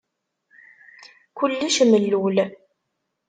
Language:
Kabyle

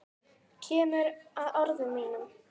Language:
Icelandic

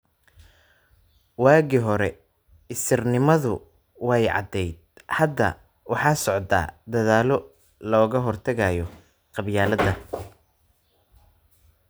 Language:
Somali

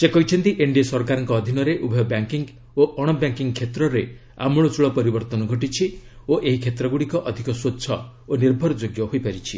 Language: Odia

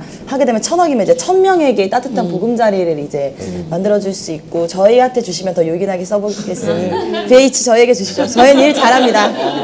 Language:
Korean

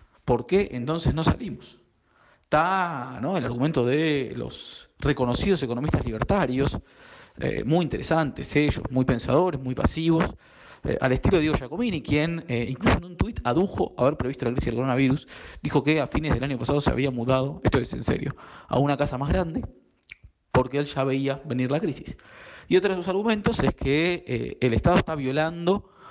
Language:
Spanish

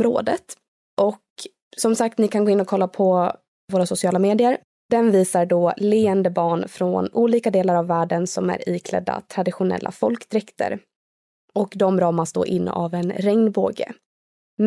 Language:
Swedish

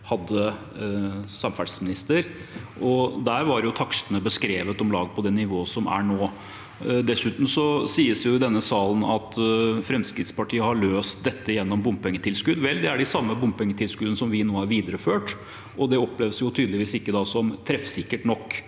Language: Norwegian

